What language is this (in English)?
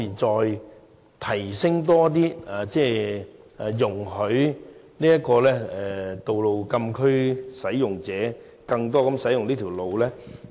Cantonese